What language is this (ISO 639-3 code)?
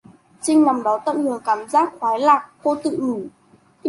vie